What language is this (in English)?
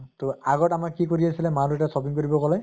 Assamese